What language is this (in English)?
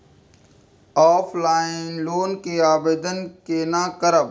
Maithili